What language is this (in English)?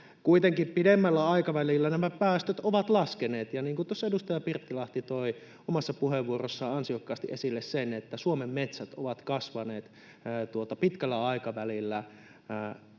Finnish